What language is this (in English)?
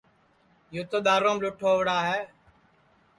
Sansi